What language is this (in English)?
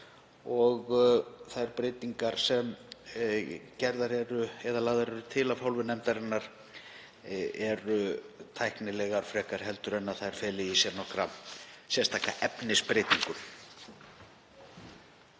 Icelandic